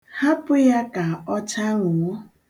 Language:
Igbo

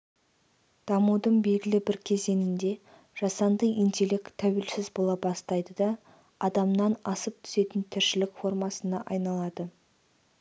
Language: Kazakh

